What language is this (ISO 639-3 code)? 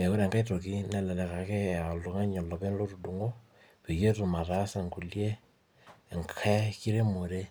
mas